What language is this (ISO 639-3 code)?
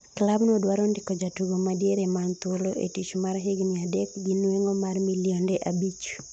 luo